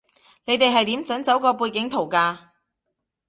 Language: Cantonese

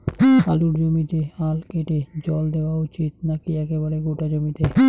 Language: Bangla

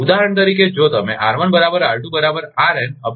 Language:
Gujarati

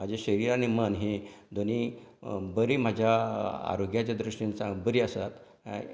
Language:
Konkani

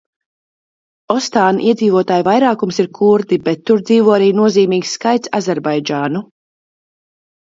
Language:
Latvian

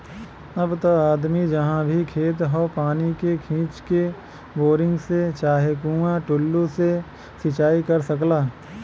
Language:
Bhojpuri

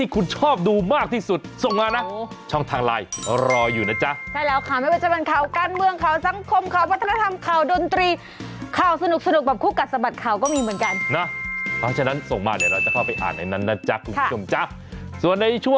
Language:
Thai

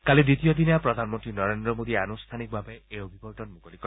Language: Assamese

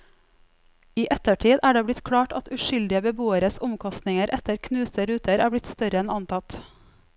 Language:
Norwegian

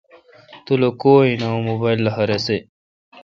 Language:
Kalkoti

